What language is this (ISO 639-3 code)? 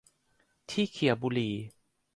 tha